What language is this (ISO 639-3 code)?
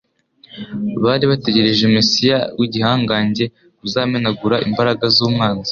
kin